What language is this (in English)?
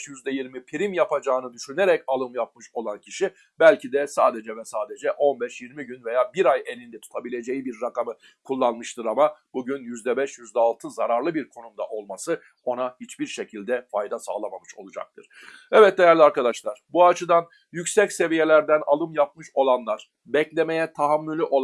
Turkish